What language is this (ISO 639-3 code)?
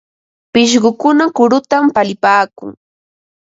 qva